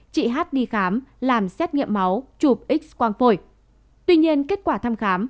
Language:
Vietnamese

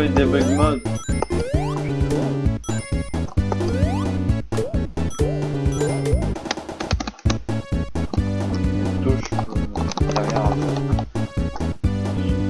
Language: French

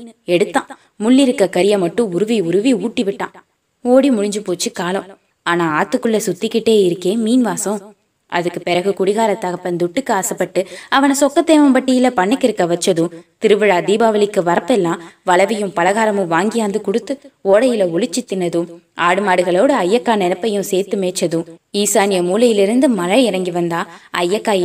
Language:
Tamil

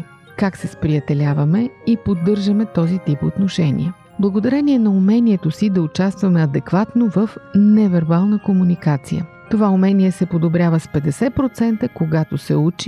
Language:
Bulgarian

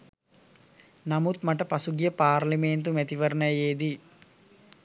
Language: Sinhala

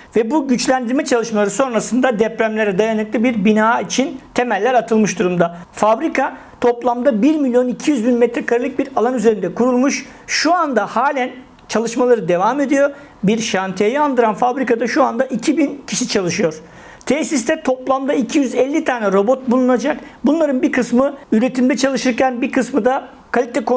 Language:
Turkish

